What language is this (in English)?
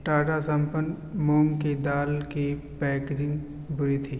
Urdu